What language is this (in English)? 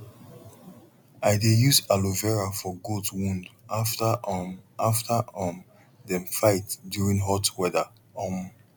Nigerian Pidgin